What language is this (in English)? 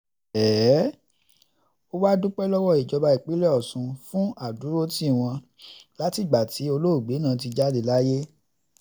Yoruba